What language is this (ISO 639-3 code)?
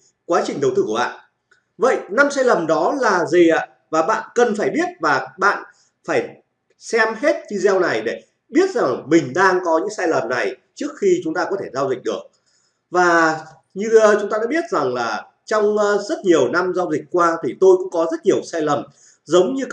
vie